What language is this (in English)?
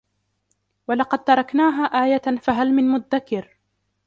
Arabic